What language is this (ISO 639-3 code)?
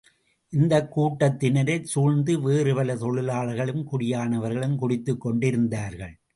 tam